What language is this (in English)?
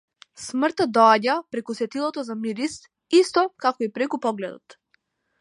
Macedonian